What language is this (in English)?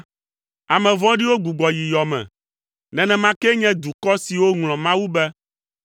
Ewe